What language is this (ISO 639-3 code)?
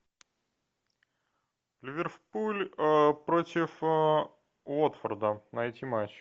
rus